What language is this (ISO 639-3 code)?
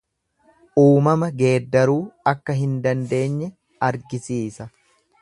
orm